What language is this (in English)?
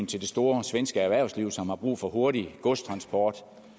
Danish